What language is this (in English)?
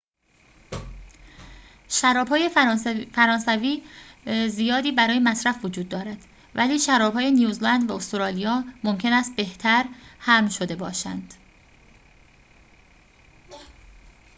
Persian